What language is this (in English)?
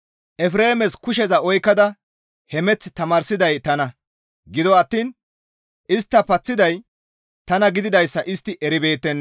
Gamo